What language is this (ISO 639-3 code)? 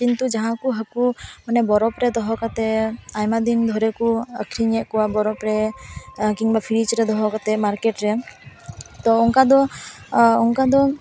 sat